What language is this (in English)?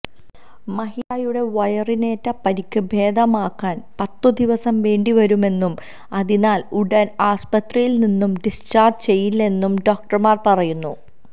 Malayalam